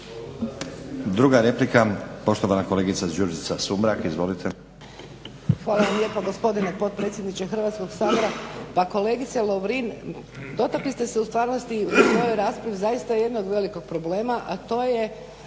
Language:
Croatian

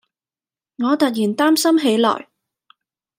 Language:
Cantonese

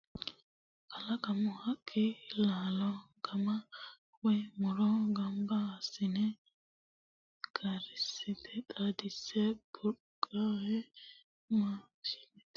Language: Sidamo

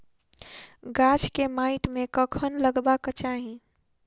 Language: Maithili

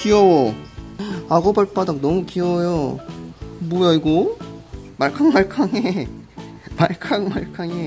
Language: Korean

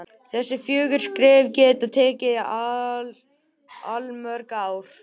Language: Icelandic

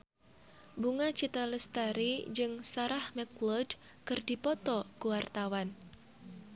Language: Sundanese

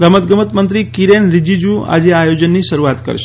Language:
Gujarati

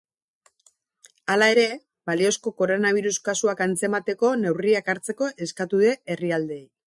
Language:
Basque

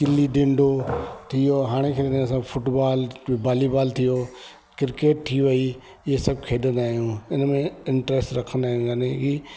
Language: Sindhi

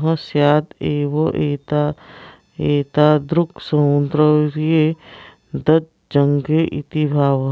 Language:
Sanskrit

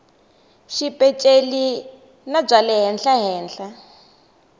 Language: Tsonga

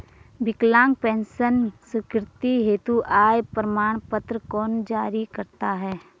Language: Hindi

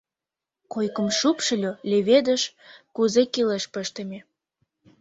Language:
Mari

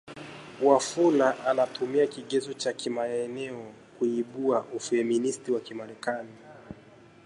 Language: Swahili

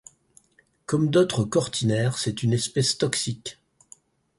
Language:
French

